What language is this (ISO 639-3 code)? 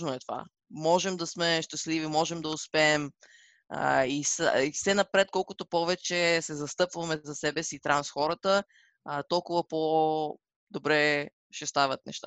bul